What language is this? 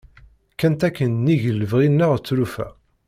Kabyle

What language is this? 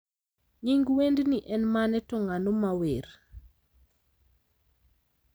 Luo (Kenya and Tanzania)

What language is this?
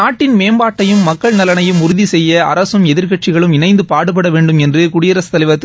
Tamil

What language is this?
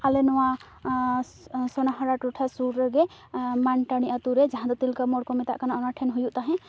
Santali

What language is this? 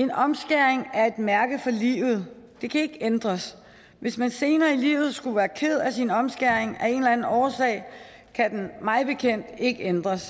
Danish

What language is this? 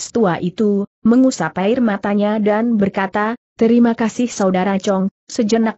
Indonesian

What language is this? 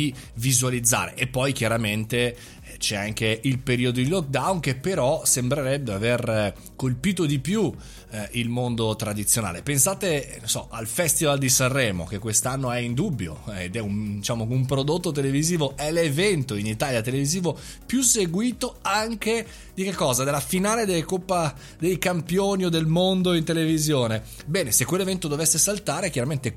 Italian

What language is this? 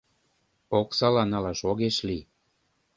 Mari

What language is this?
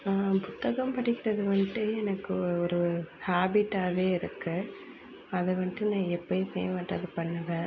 Tamil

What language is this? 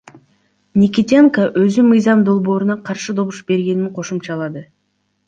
Kyrgyz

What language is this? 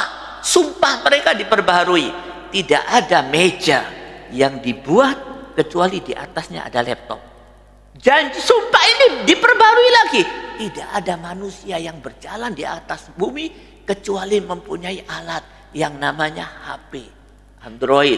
Indonesian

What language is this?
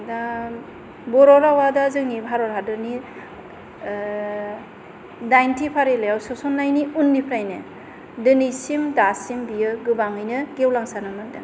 Bodo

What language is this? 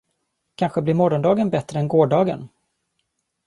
Swedish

